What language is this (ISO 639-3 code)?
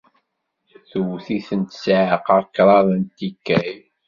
kab